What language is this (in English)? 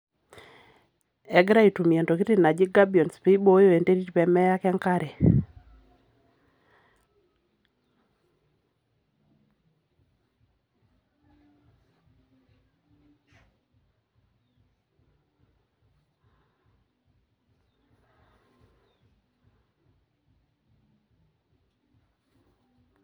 Masai